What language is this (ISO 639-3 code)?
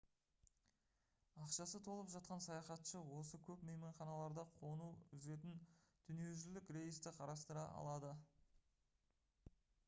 kaz